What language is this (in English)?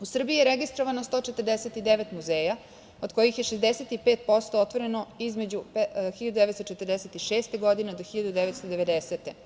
Serbian